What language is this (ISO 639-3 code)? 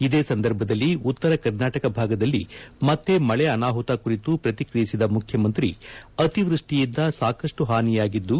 kan